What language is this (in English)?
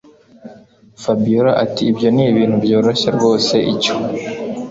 Kinyarwanda